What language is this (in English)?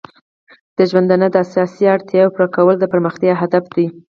Pashto